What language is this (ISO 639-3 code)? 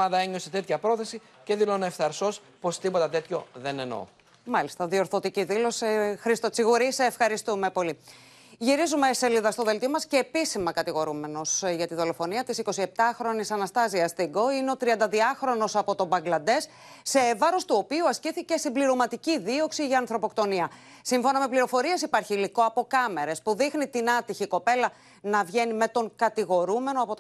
ell